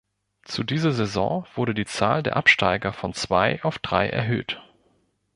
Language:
German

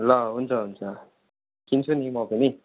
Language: Nepali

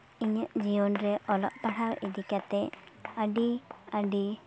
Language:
Santali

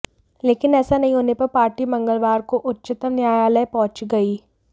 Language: Hindi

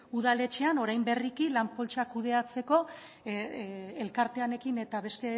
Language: Basque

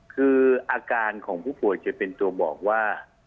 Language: Thai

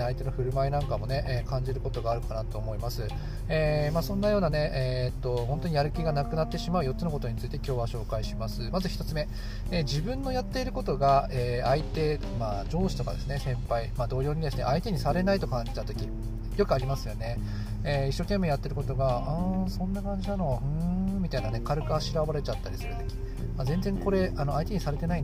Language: Japanese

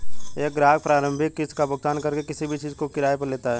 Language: Hindi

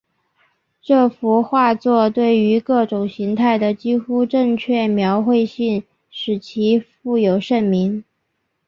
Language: Chinese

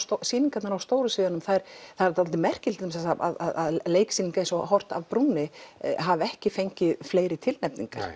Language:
Icelandic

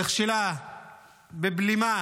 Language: Hebrew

